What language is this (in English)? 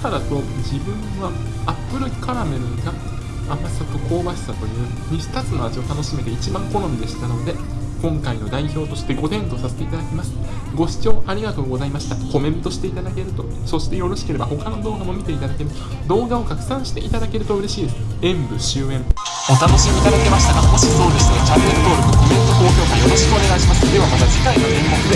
Japanese